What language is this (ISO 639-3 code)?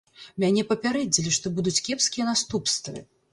bel